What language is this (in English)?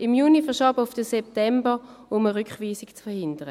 Swiss German